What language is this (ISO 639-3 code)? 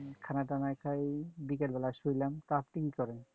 ben